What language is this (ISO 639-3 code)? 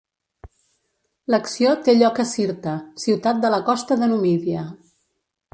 cat